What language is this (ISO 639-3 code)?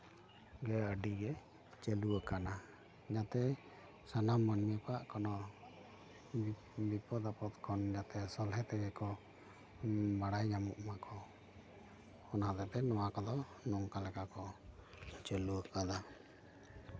sat